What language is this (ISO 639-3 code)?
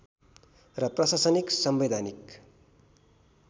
nep